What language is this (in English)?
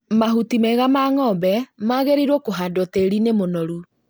Kikuyu